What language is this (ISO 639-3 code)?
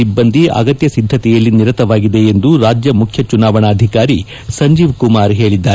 kan